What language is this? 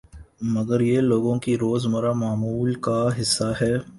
Urdu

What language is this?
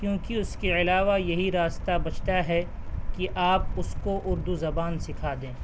Urdu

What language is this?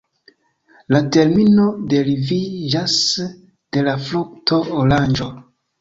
Esperanto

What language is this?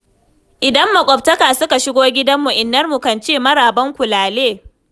Hausa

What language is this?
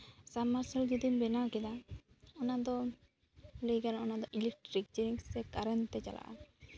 Santali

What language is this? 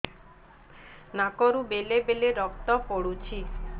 Odia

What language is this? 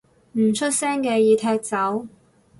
Cantonese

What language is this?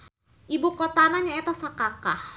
Sundanese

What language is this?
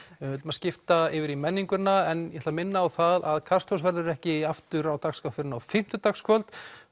Icelandic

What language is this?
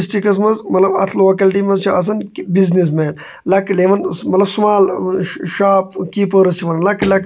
Kashmiri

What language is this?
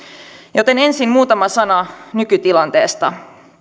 Finnish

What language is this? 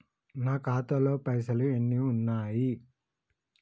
Telugu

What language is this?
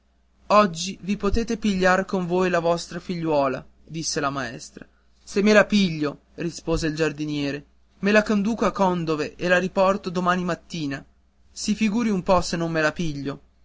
Italian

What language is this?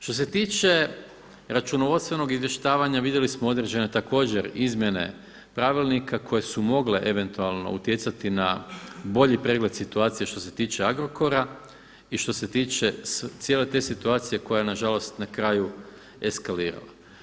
Croatian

